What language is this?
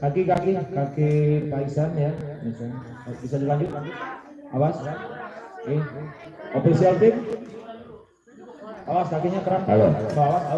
Indonesian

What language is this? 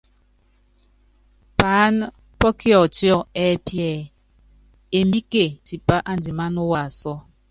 Yangben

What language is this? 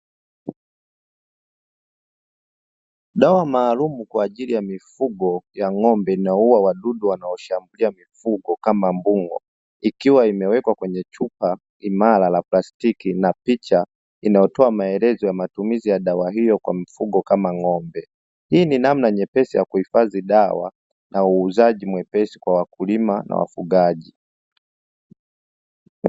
Swahili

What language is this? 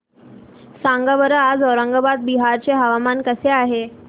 Marathi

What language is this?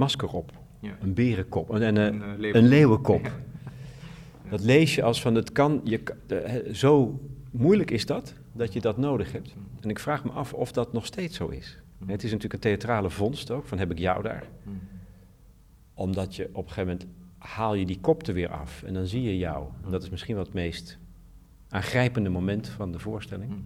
Dutch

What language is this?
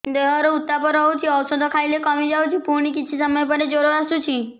Odia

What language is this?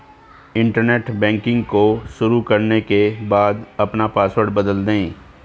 Hindi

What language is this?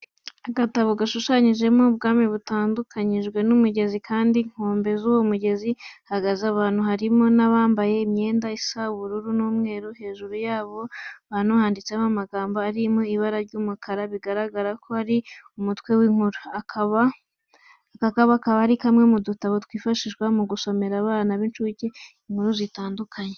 Kinyarwanda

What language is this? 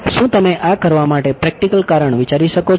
Gujarati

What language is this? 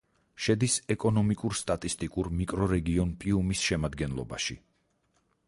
Georgian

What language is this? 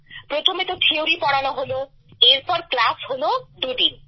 Bangla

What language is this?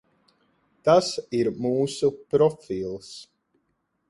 Latvian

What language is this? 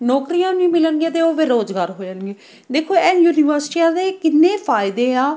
Punjabi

